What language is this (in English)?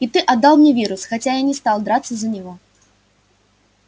Russian